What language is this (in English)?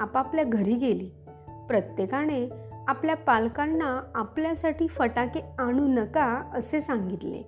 Marathi